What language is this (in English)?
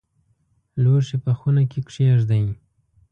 Pashto